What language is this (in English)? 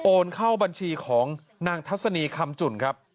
Thai